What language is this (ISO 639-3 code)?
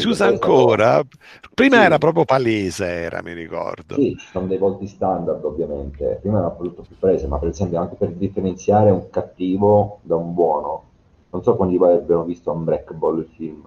ita